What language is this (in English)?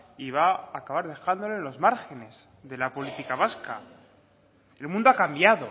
Spanish